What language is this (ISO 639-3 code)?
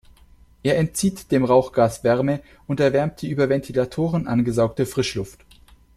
deu